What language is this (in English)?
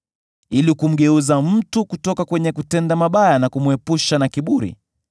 Swahili